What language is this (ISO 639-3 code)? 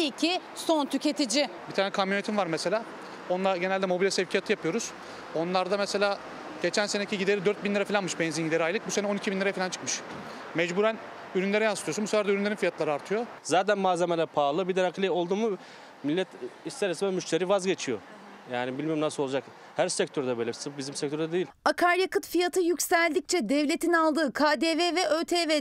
tur